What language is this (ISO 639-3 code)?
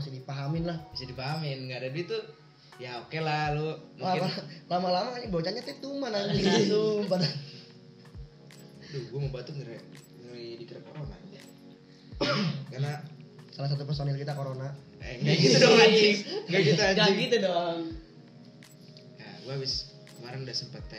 ind